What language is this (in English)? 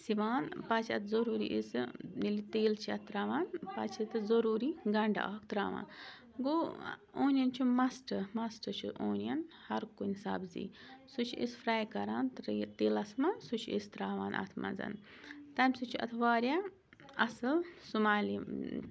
Kashmiri